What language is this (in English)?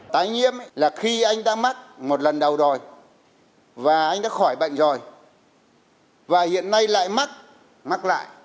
Vietnamese